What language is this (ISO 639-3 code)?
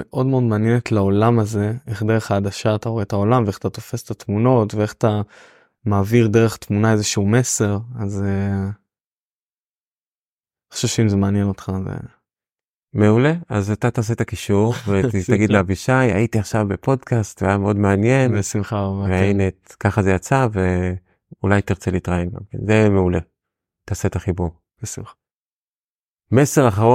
heb